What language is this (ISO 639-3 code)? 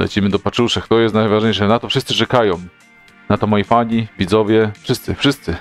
pol